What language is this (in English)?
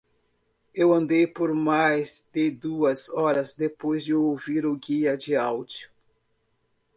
Portuguese